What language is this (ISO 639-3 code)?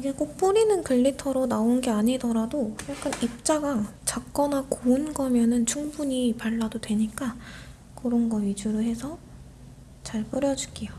kor